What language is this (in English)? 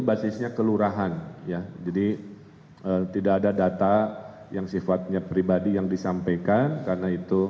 Indonesian